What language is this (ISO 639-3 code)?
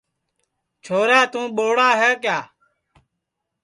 ssi